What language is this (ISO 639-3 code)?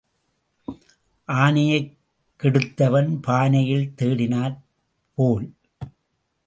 tam